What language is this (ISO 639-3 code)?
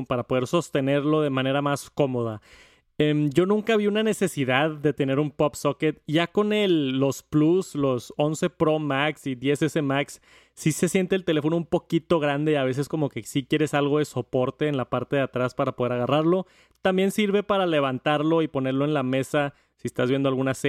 spa